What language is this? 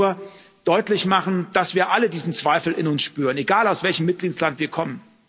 German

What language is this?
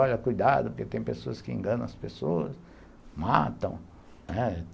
Portuguese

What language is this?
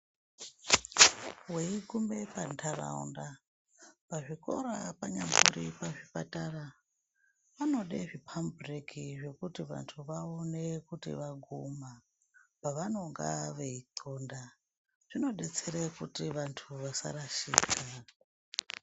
Ndau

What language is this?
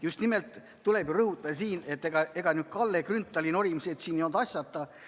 Estonian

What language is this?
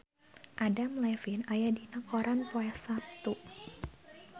Sundanese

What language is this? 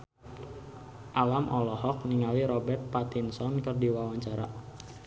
Sundanese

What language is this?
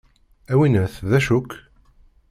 Kabyle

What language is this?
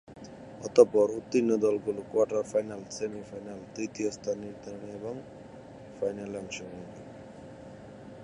Bangla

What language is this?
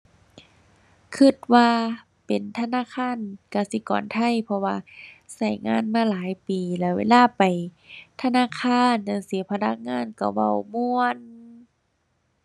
Thai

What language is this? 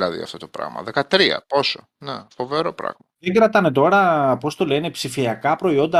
Greek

